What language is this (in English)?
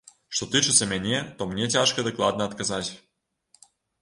Belarusian